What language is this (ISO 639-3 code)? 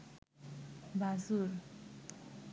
ben